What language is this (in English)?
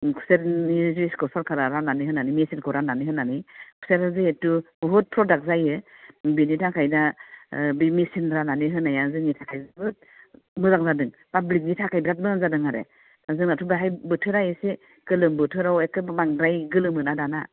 Bodo